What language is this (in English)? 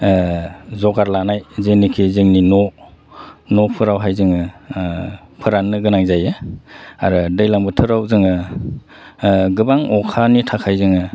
Bodo